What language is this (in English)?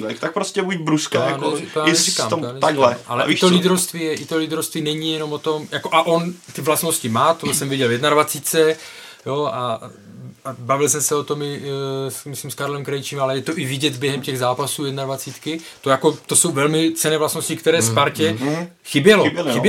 Czech